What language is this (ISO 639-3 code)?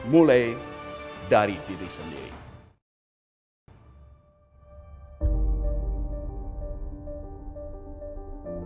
ind